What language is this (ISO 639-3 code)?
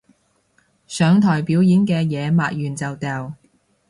yue